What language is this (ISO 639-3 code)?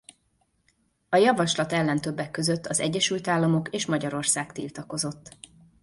hun